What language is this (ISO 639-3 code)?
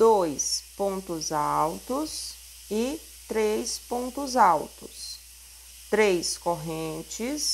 por